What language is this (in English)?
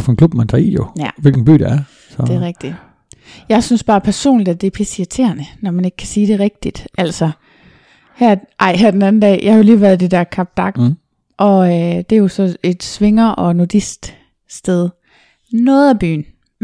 Danish